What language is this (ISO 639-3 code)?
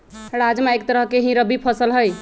mag